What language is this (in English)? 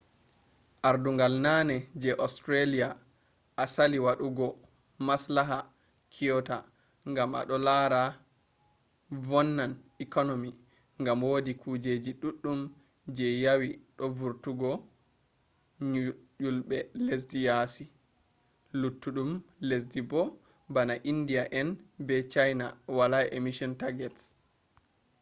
Fula